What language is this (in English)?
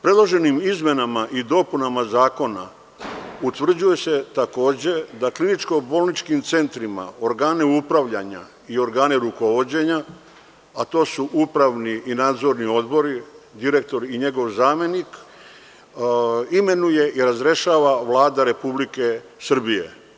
Serbian